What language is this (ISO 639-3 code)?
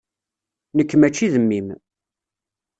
kab